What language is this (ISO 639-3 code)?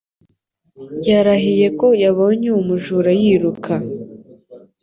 kin